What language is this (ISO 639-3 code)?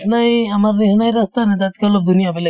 asm